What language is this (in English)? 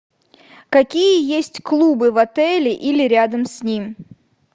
Russian